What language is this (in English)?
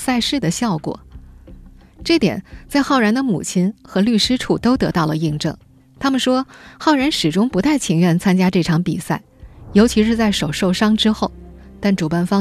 Chinese